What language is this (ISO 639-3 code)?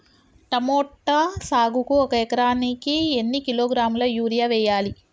tel